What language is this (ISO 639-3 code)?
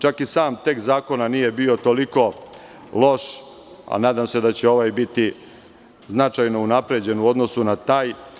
srp